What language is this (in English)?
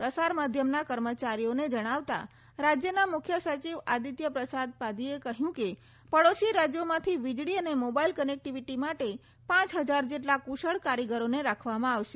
Gujarati